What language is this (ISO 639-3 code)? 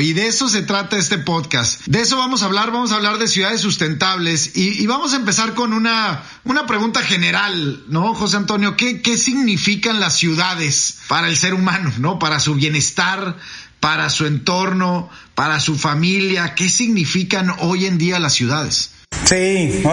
spa